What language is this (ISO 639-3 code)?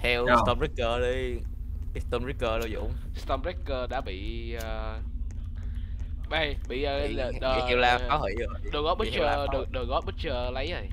vie